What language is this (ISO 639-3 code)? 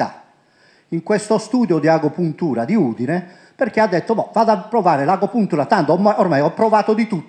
ita